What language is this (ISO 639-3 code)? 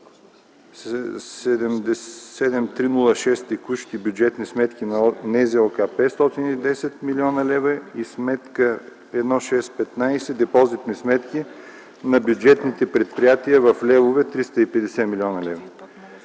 bul